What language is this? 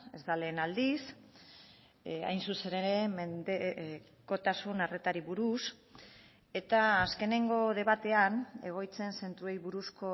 Basque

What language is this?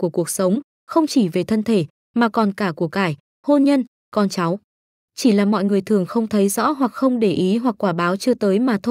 Vietnamese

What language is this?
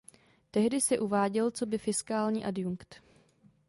Czech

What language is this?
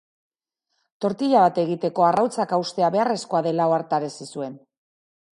Basque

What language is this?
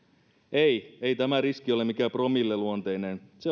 Finnish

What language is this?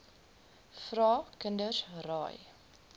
Afrikaans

